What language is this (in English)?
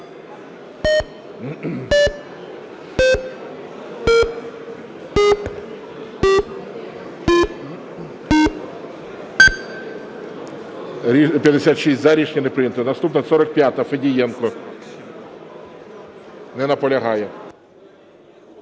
Ukrainian